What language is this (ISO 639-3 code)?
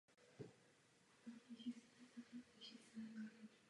ces